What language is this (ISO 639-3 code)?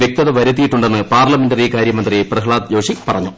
mal